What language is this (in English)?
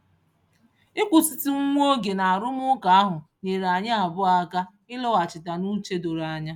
Igbo